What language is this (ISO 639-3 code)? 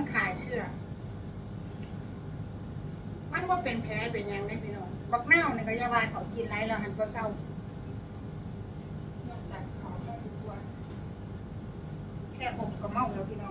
tha